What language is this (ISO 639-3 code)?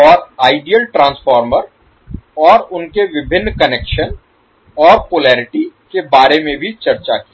hin